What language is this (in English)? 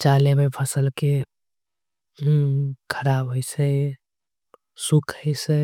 Angika